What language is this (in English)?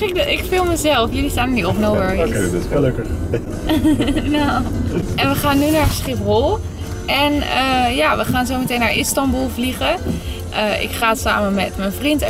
Dutch